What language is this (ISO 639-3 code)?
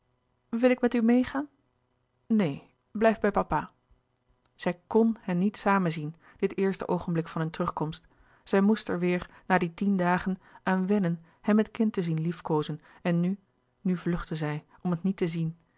nld